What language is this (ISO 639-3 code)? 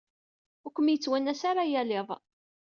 kab